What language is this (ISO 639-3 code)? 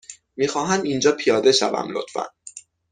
fas